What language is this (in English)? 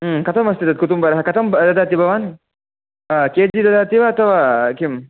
Sanskrit